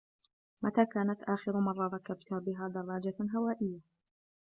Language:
Arabic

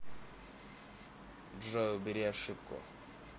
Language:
Russian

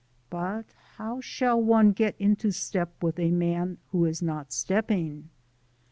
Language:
English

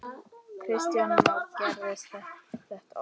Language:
Icelandic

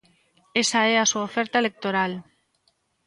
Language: Galician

